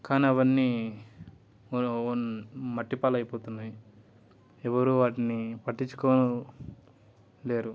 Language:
Telugu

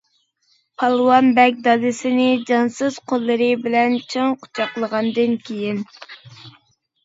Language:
Uyghur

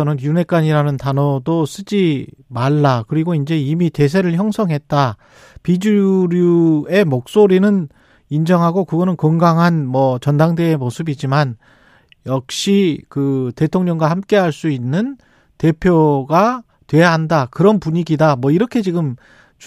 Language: Korean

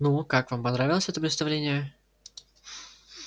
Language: Russian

